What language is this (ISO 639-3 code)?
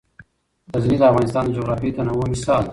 pus